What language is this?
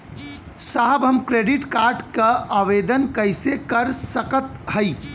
Bhojpuri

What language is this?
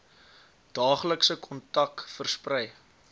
Afrikaans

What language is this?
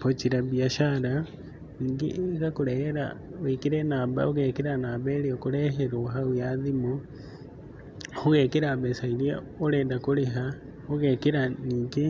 Kikuyu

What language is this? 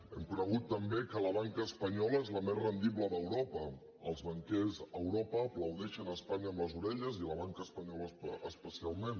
Catalan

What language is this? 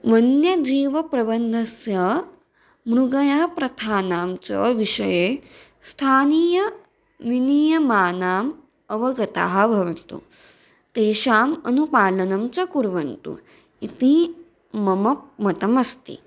Sanskrit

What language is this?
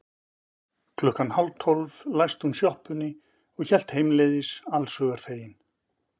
Icelandic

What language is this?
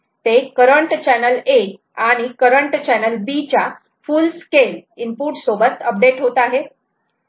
Marathi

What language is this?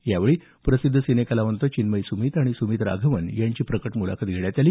Marathi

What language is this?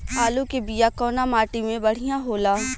Bhojpuri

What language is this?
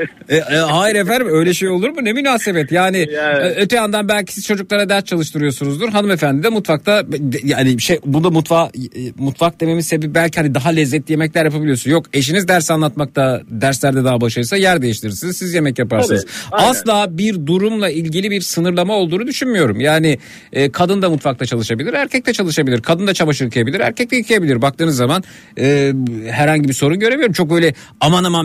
Turkish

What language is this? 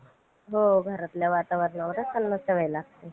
Marathi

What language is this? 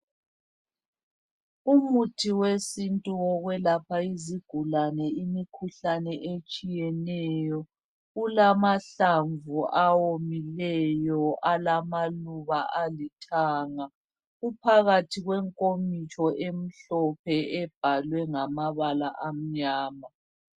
North Ndebele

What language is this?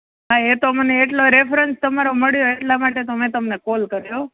Gujarati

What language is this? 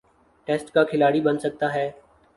Urdu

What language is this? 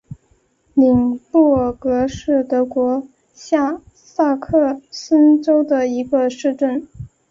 Chinese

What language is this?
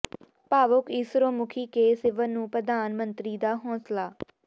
Punjabi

